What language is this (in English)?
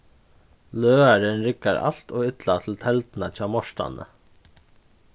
Faroese